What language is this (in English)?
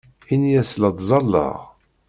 Kabyle